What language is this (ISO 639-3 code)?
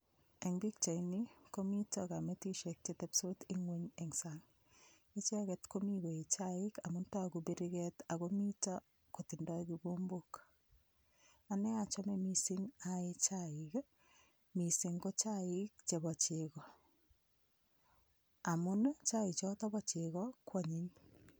kln